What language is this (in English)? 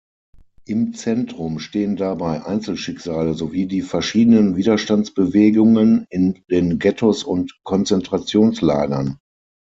German